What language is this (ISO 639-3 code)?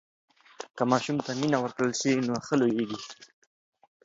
pus